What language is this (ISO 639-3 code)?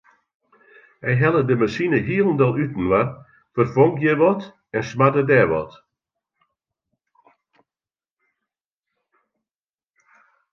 fry